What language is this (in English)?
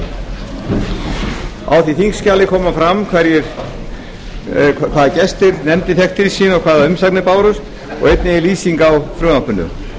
Icelandic